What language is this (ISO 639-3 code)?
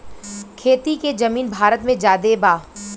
bho